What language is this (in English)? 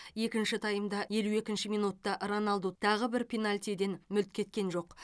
Kazakh